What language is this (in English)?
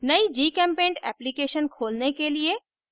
Hindi